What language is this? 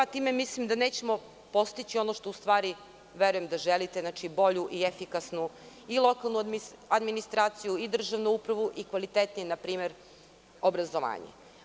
Serbian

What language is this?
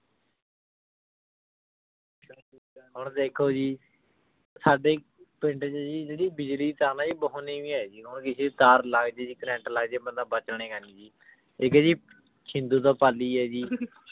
Punjabi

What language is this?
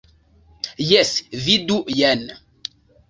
Esperanto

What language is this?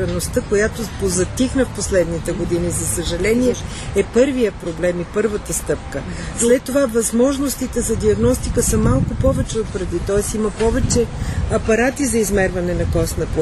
Bulgarian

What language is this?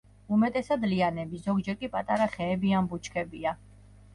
Georgian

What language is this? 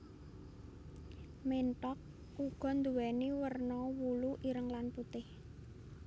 Javanese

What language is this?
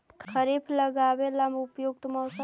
Magahi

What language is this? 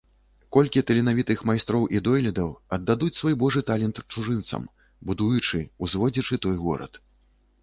Belarusian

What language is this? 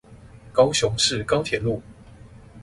Chinese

